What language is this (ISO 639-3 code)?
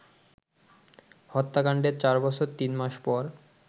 ben